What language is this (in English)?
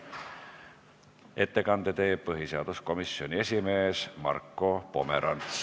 Estonian